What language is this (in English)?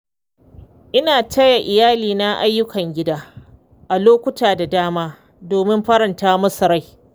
Hausa